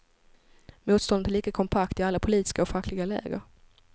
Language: Swedish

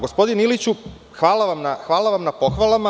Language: Serbian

